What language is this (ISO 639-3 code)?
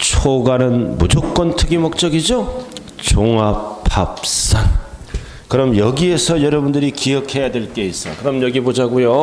kor